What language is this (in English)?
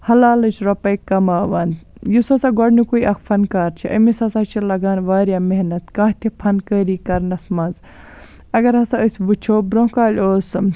Kashmiri